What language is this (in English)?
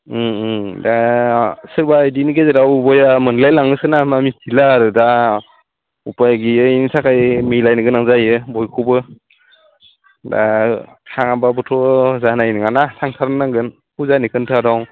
Bodo